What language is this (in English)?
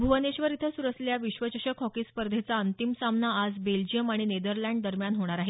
Marathi